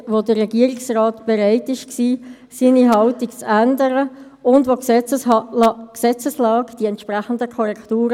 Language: Swiss German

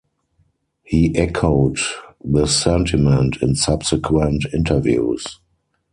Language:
English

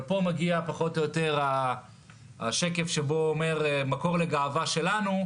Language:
Hebrew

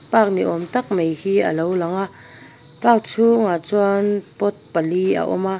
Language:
Mizo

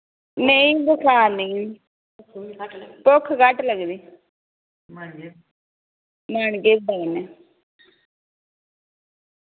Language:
Dogri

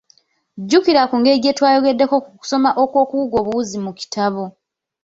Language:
Ganda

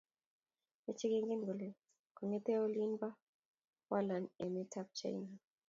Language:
Kalenjin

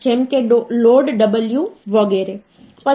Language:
Gujarati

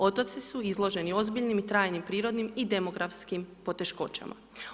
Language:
Croatian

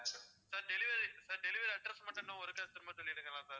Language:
Tamil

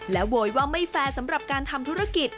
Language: Thai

